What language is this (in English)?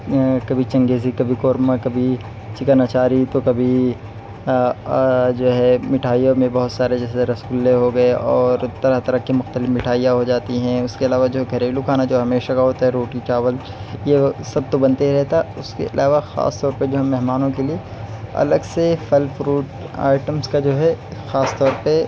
Urdu